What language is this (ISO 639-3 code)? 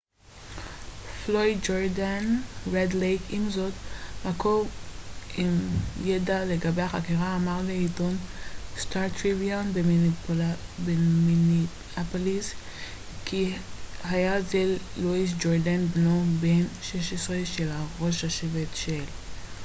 heb